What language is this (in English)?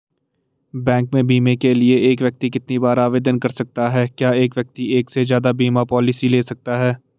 Hindi